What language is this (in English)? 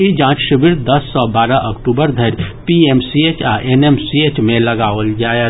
Maithili